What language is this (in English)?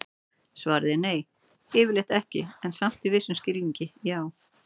Icelandic